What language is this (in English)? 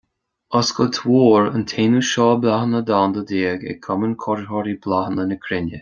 Irish